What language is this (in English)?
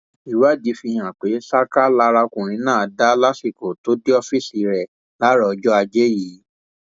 Yoruba